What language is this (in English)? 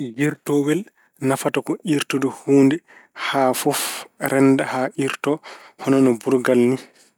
Fula